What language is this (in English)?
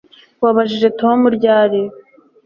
Kinyarwanda